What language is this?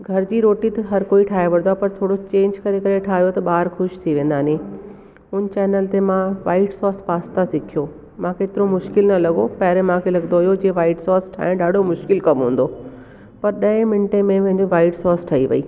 Sindhi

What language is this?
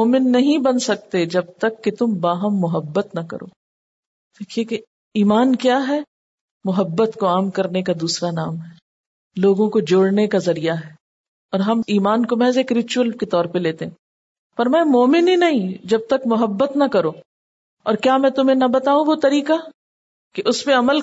Urdu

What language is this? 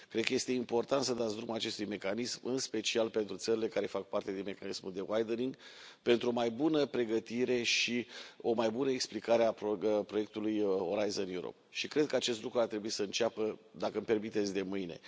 Romanian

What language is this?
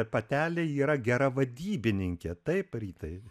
Lithuanian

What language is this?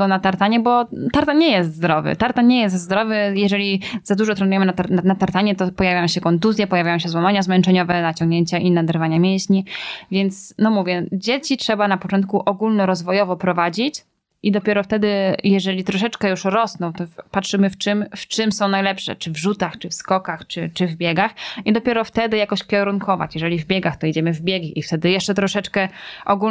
Polish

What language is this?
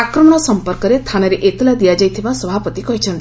Odia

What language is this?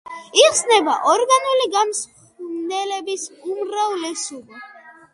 Georgian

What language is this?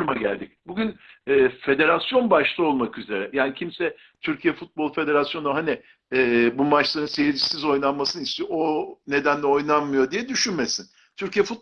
Turkish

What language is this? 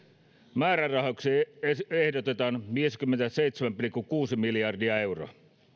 Finnish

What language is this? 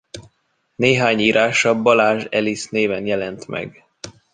Hungarian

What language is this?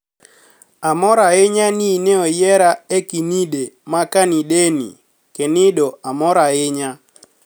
Luo (Kenya and Tanzania)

